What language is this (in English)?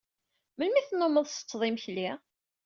Kabyle